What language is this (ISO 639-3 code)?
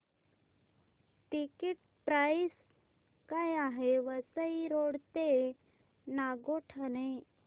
mar